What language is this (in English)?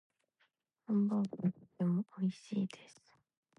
Japanese